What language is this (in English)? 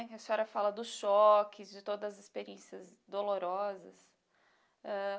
Portuguese